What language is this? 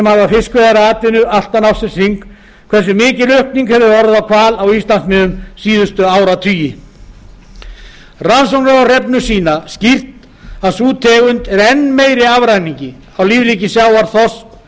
Icelandic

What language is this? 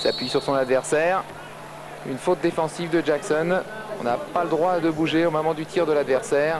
French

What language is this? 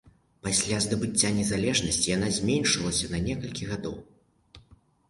Belarusian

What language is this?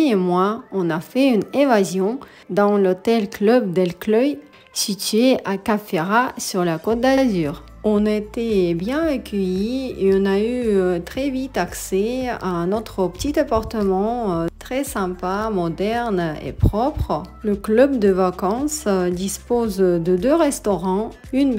French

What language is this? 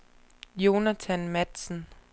Danish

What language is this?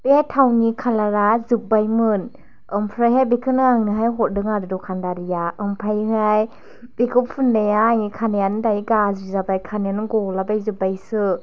Bodo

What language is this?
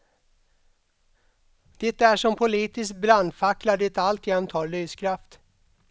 Swedish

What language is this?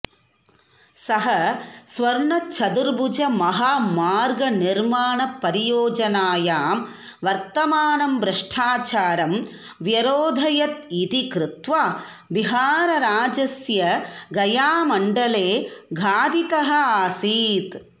Sanskrit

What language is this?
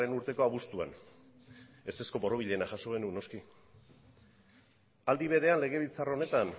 Basque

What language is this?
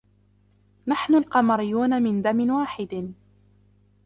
Arabic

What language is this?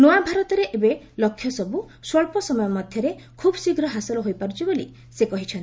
Odia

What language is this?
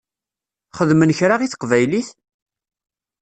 Kabyle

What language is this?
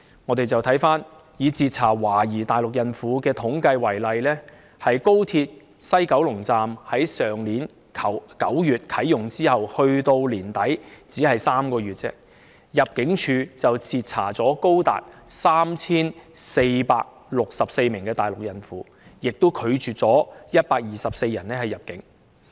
Cantonese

